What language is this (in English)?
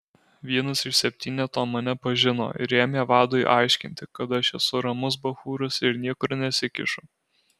Lithuanian